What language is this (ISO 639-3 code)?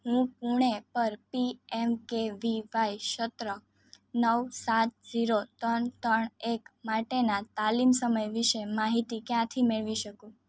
guj